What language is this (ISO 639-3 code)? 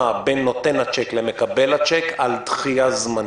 heb